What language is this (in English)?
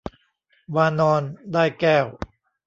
Thai